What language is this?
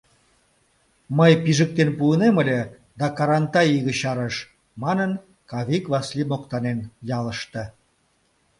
Mari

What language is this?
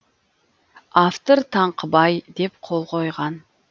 Kazakh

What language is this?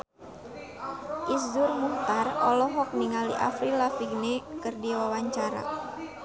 Sundanese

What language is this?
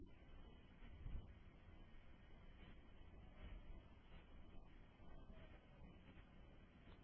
Hindi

